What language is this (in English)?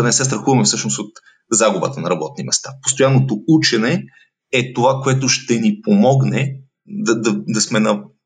Bulgarian